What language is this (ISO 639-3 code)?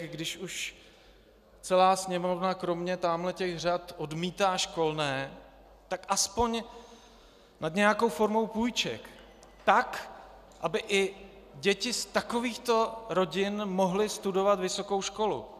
ces